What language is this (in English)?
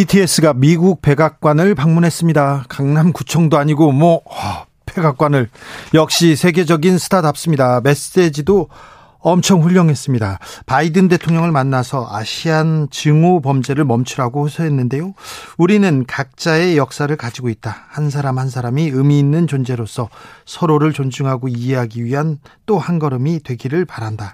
Korean